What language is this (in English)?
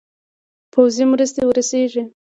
Pashto